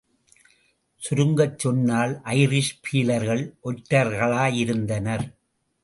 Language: Tamil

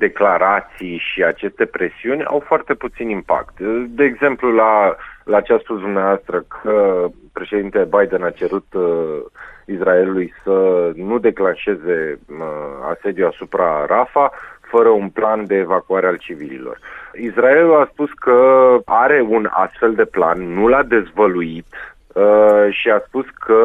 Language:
Romanian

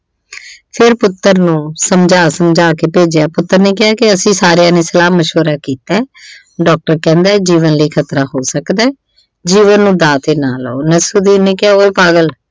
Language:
Punjabi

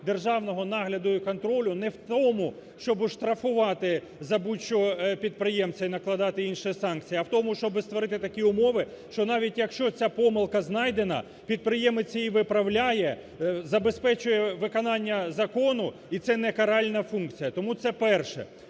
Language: Ukrainian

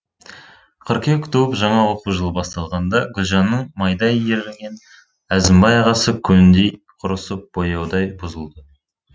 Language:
Kazakh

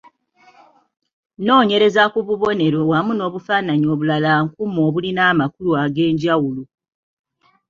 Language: Ganda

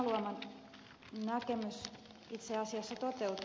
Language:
Finnish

